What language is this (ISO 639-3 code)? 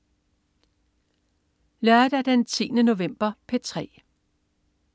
dan